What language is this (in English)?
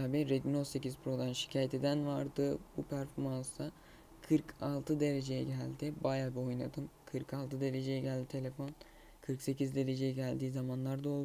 Turkish